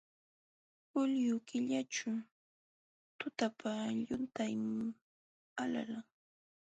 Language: Jauja Wanca Quechua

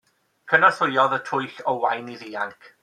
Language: Welsh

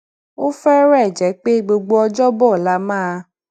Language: Yoruba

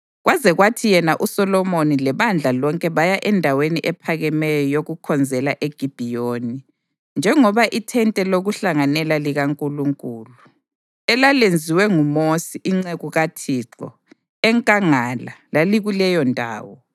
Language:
North Ndebele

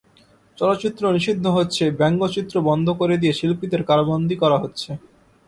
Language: Bangla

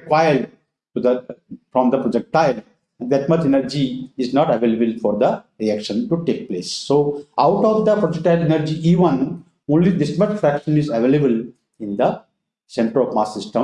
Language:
English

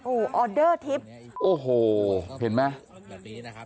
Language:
Thai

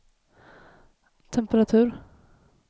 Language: Swedish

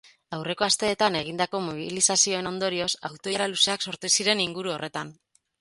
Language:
Basque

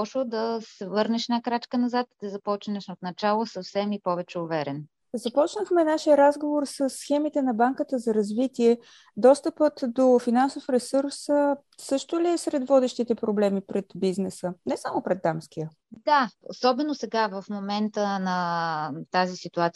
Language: Bulgarian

